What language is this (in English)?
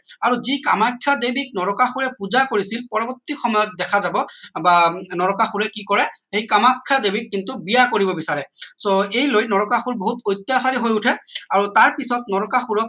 Assamese